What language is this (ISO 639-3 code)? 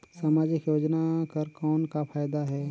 hne